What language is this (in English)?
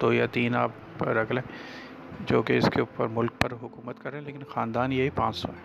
Urdu